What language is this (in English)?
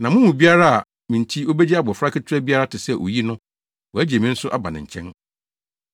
Akan